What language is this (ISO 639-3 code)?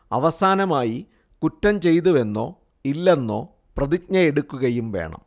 mal